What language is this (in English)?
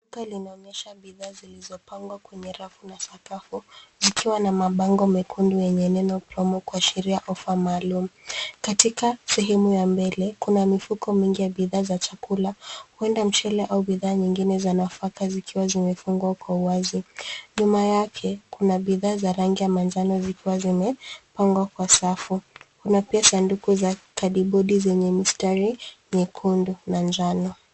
Swahili